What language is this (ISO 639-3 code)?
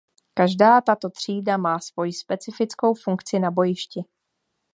ces